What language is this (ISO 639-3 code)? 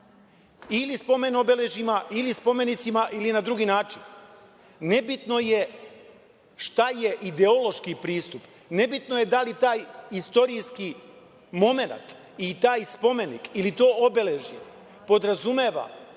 srp